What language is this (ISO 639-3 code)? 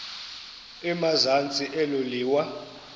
xho